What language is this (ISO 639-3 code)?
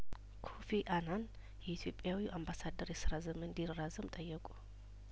amh